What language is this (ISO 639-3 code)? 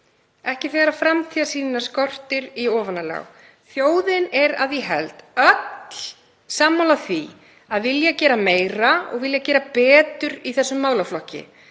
isl